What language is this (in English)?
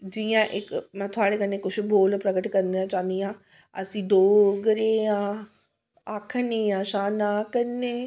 Dogri